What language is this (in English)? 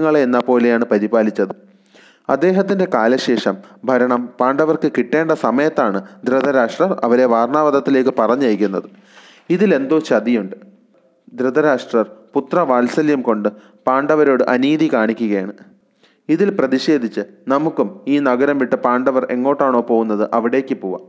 Malayalam